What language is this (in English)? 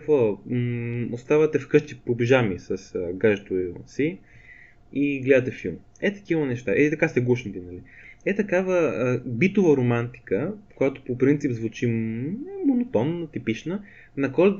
Bulgarian